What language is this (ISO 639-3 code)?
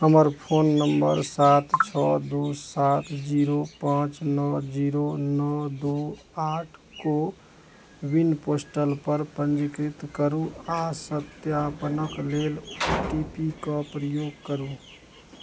mai